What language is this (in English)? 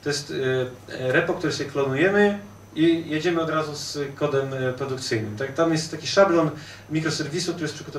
Polish